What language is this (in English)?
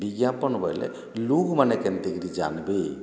Odia